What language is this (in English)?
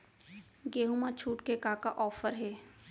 Chhattisgarhi